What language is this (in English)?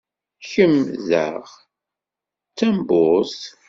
Kabyle